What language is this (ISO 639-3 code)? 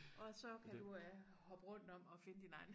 dan